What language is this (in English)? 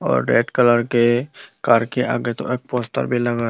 Hindi